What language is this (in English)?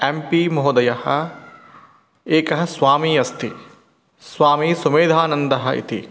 Sanskrit